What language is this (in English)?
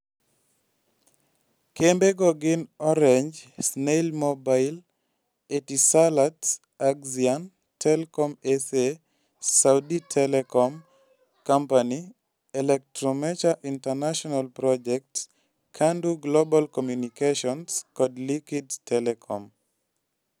Luo (Kenya and Tanzania)